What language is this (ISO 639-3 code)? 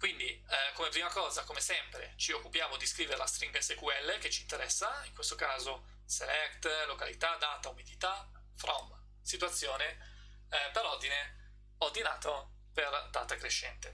ita